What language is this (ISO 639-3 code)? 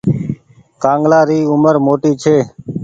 gig